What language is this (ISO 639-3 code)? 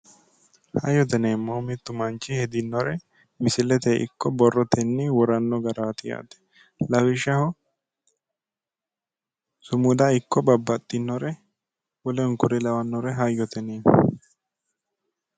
sid